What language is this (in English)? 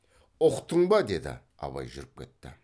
Kazakh